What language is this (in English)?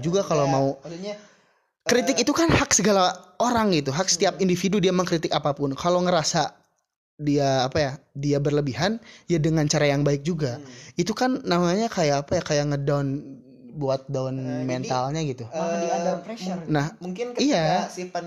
Indonesian